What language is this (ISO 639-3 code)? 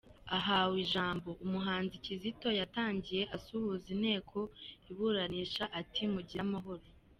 kin